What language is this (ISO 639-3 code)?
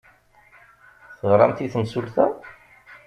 kab